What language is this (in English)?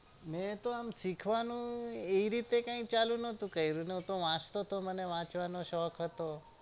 Gujarati